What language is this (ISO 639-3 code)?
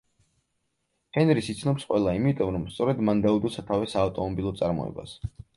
kat